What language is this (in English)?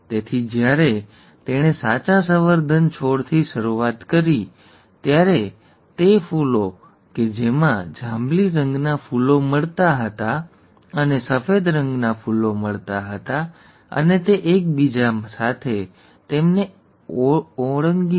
Gujarati